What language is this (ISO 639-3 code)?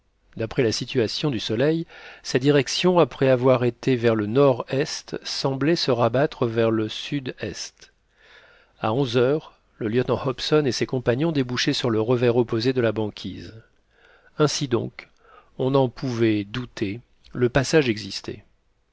fra